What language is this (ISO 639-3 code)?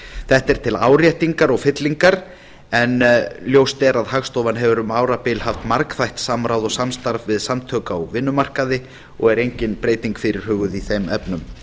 isl